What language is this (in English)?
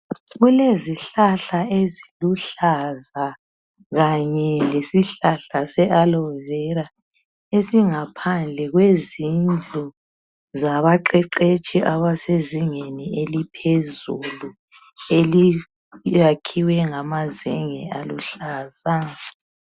North Ndebele